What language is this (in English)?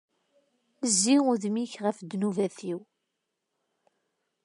Kabyle